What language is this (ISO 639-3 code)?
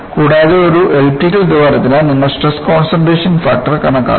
mal